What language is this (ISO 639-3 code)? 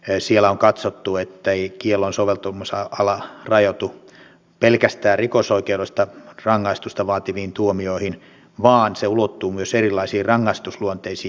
fin